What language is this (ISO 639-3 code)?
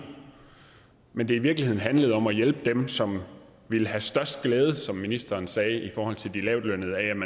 dan